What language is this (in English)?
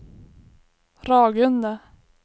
Swedish